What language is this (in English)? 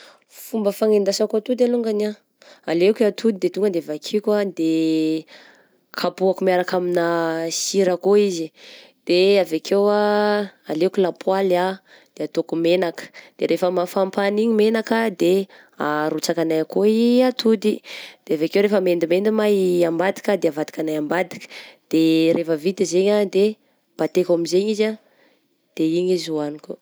Southern Betsimisaraka Malagasy